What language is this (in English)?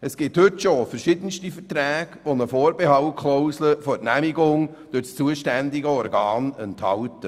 Swiss German